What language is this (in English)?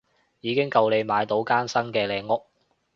Cantonese